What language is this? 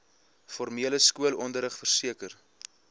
Afrikaans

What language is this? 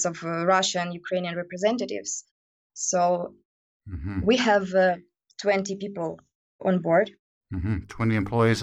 English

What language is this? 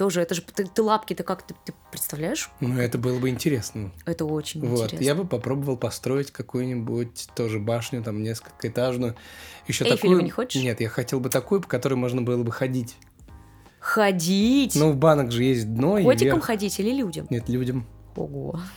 Russian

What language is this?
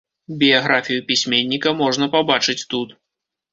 Belarusian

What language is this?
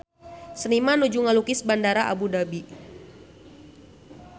Sundanese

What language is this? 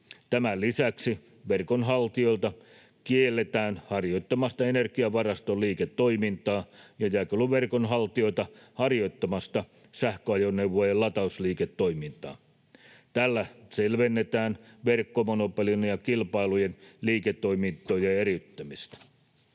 Finnish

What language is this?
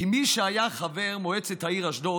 Hebrew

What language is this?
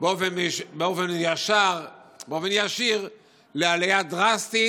Hebrew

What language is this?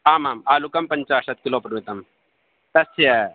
Sanskrit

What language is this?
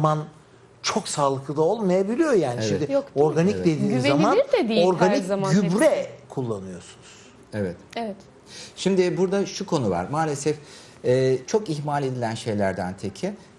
Turkish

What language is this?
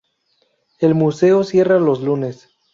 Spanish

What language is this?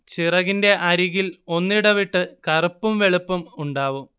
Malayalam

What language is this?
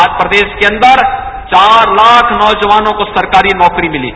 Hindi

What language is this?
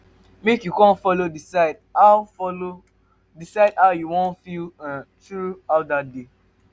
Nigerian Pidgin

